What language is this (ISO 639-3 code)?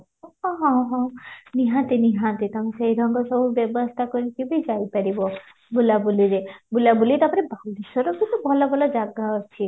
ori